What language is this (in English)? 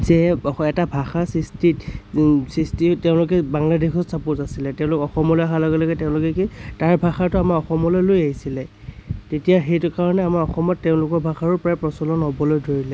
Assamese